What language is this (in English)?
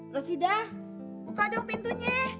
Indonesian